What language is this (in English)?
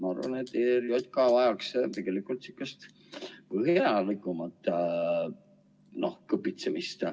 Estonian